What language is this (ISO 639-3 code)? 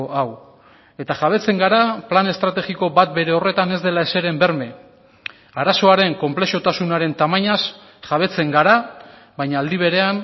eus